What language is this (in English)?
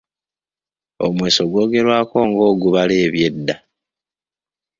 Ganda